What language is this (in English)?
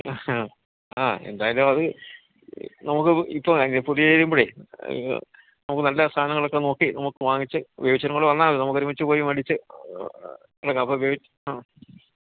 Malayalam